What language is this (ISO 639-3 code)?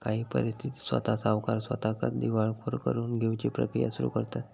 mar